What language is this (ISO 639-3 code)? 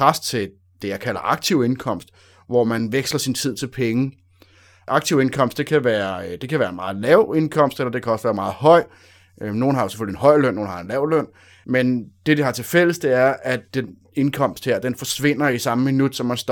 dan